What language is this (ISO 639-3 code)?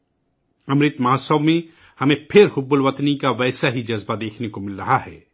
urd